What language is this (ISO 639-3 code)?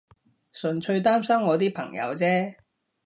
yue